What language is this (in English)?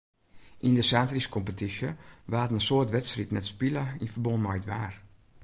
Western Frisian